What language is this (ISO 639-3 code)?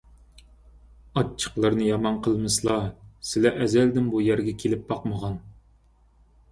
uig